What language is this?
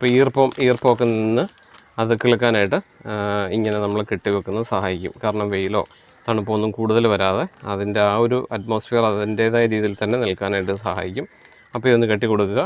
Dutch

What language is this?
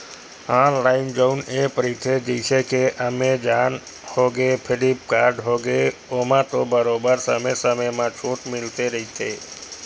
Chhattisgarhi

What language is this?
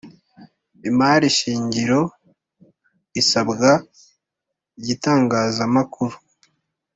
Kinyarwanda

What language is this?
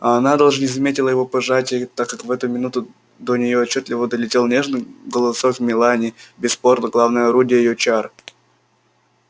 Russian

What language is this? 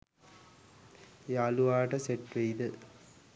Sinhala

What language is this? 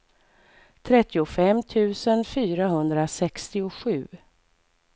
Swedish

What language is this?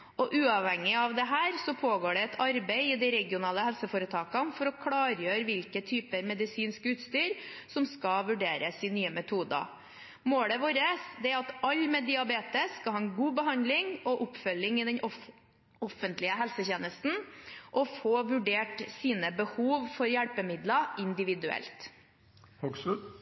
Norwegian Bokmål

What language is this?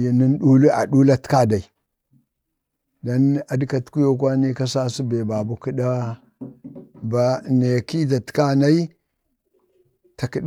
Bade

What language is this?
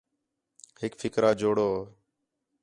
Khetrani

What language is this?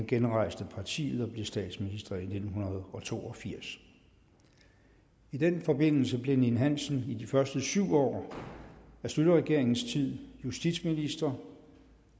Danish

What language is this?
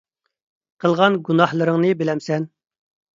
Uyghur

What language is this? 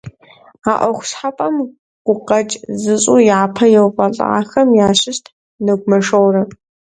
Kabardian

